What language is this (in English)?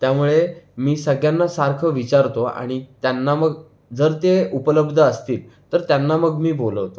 Marathi